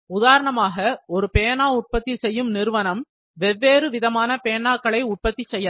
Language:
Tamil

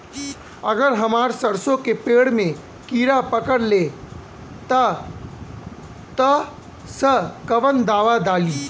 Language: Bhojpuri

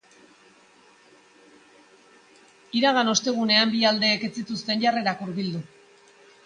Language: Basque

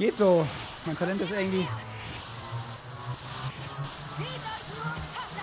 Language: German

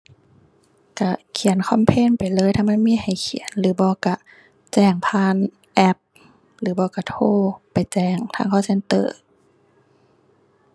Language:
Thai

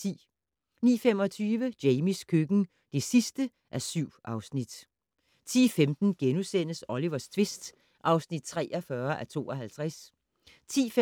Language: Danish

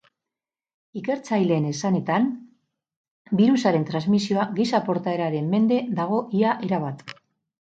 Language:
Basque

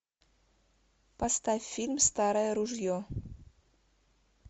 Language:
Russian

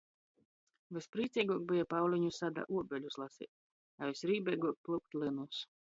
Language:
Latgalian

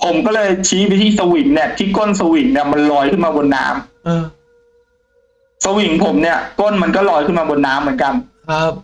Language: Thai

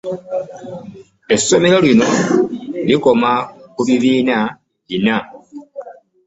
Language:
Ganda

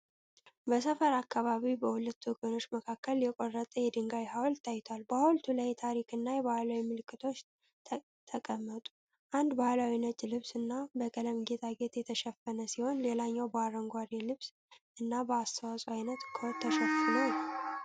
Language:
Amharic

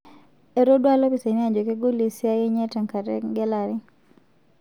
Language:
Masai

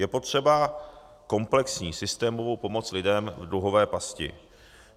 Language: Czech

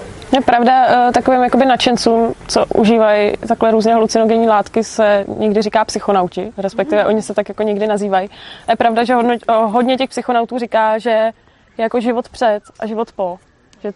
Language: Czech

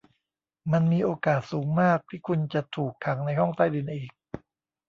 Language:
Thai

